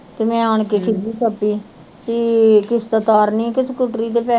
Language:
Punjabi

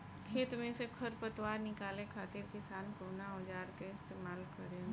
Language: Bhojpuri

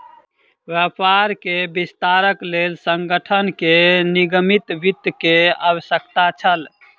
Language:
Maithili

